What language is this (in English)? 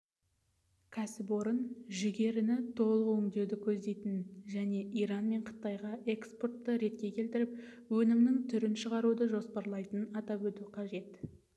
Kazakh